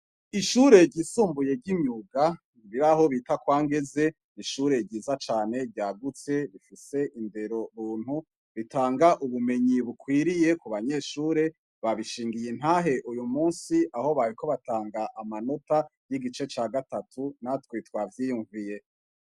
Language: Rundi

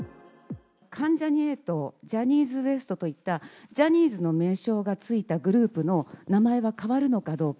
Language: Japanese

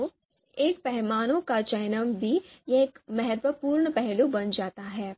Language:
Hindi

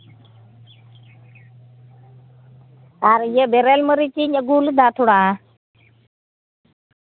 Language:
Santali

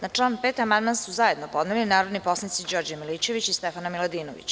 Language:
Serbian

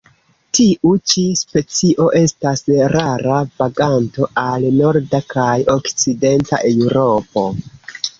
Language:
Esperanto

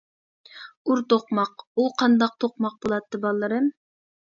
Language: Uyghur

